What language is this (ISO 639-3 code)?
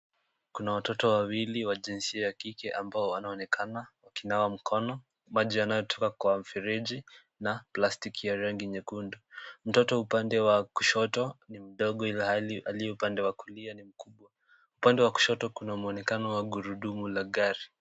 swa